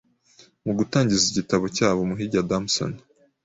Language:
Kinyarwanda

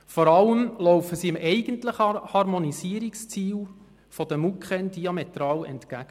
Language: Swiss German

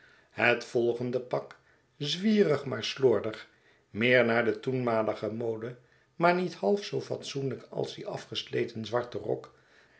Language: Dutch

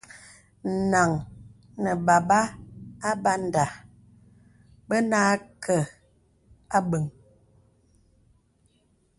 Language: Bebele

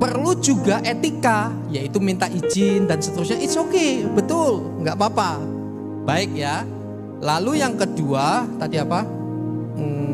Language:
Indonesian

